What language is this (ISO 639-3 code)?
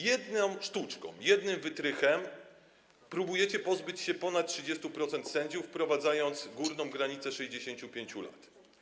pol